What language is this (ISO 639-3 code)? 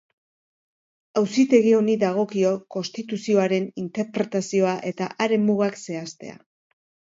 eus